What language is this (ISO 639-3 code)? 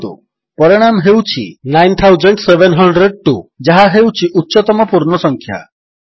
ori